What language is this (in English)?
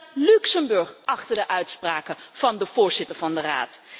Dutch